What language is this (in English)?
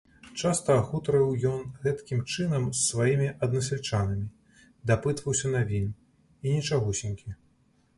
Belarusian